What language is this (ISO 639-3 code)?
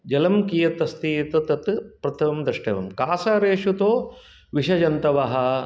san